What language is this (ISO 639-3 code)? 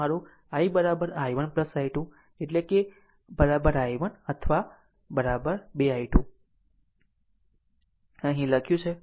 guj